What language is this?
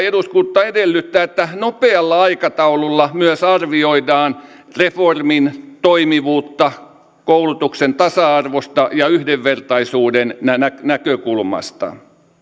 Finnish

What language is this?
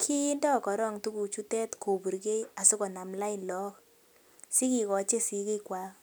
Kalenjin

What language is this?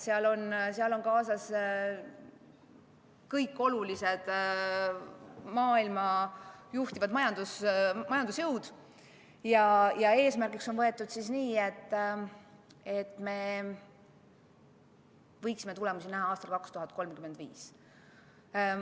Estonian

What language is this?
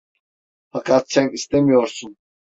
Turkish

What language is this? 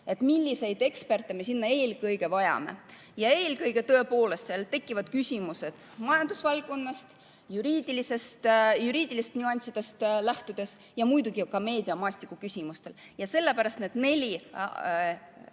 Estonian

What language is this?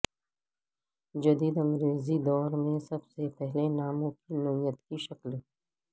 Urdu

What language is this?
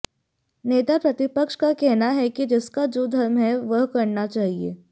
Hindi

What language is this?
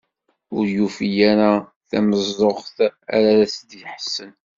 Kabyle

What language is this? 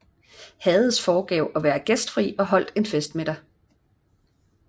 Danish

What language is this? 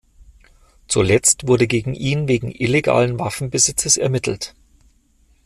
German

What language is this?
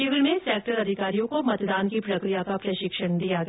Hindi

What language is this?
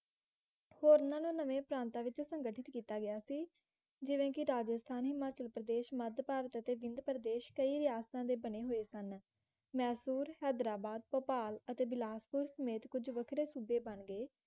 Punjabi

